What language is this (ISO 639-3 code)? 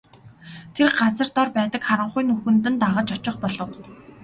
mon